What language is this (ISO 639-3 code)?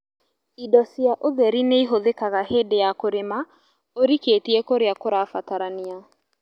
kik